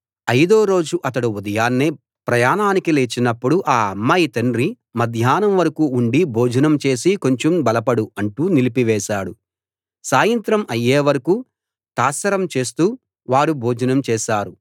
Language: Telugu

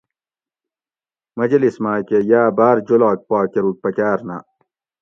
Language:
Gawri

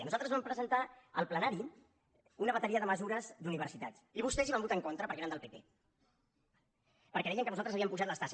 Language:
Catalan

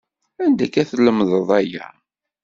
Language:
Kabyle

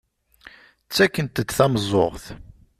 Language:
Kabyle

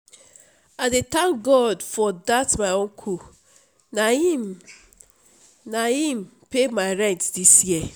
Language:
Nigerian Pidgin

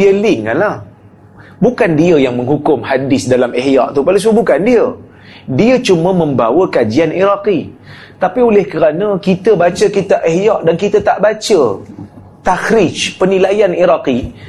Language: Malay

